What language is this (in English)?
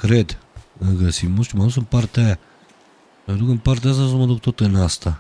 Romanian